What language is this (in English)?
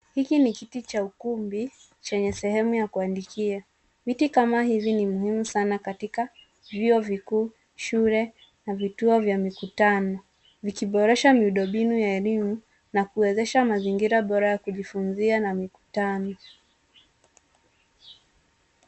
Swahili